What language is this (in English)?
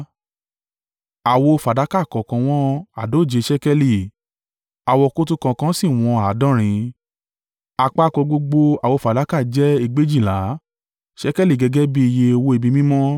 Yoruba